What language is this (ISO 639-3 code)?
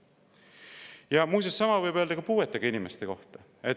est